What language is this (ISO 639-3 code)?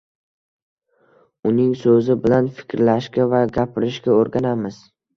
uzb